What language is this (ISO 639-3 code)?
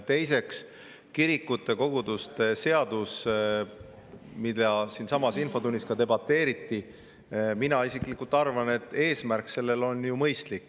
est